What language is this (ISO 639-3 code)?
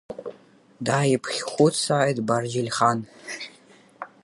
abk